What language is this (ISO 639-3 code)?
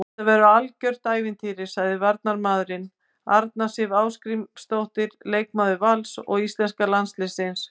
isl